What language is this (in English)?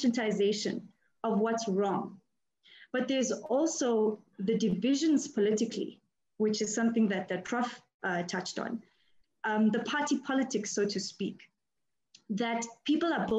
English